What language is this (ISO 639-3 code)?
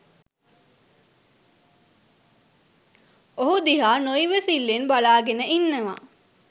sin